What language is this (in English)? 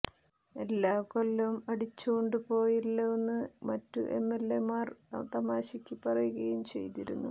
Malayalam